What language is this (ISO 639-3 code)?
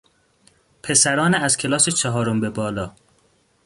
fas